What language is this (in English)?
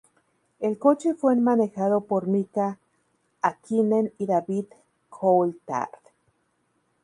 Spanish